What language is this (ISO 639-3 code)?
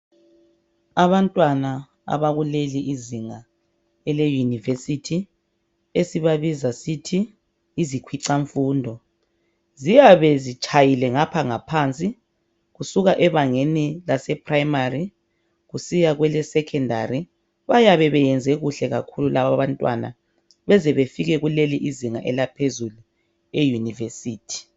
nde